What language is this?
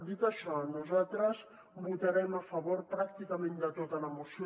Catalan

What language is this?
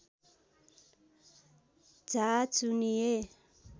Nepali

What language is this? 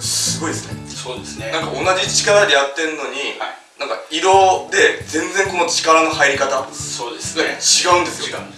Japanese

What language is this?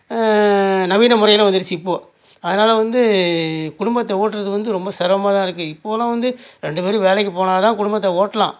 Tamil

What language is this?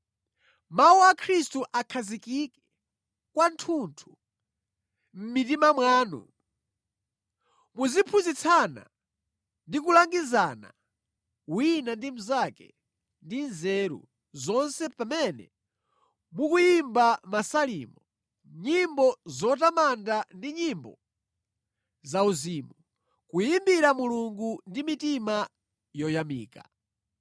Nyanja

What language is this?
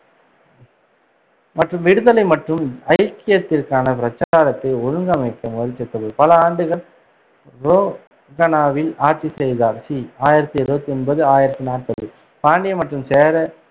Tamil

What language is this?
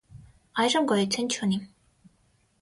Armenian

